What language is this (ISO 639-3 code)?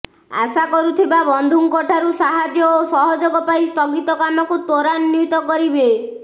ori